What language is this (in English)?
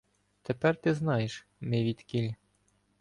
Ukrainian